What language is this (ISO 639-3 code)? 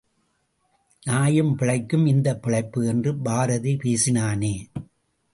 tam